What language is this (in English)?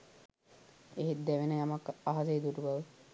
Sinhala